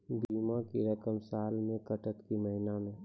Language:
Maithili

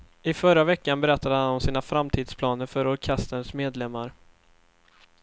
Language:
Swedish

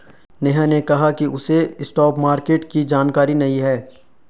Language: Hindi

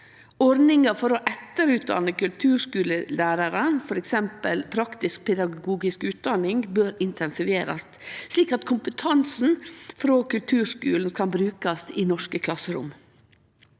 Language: Norwegian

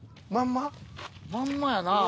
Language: Japanese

